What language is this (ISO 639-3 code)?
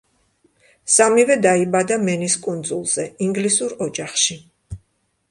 kat